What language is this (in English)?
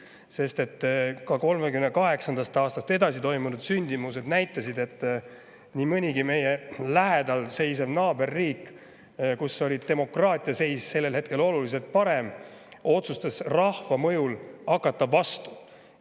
Estonian